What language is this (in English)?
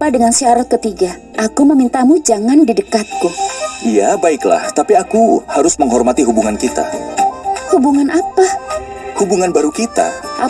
Indonesian